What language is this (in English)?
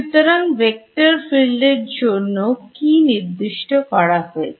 Bangla